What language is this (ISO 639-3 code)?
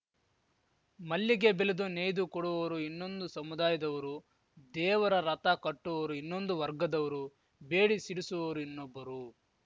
kan